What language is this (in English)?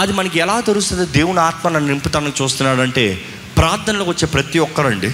Telugu